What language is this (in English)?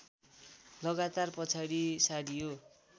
Nepali